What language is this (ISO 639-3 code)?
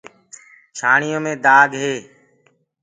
ggg